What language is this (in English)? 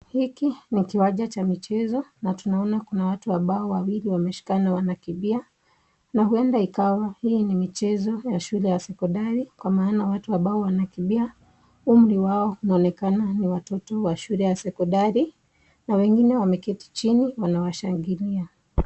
Swahili